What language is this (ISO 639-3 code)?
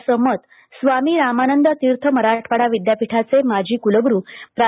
mar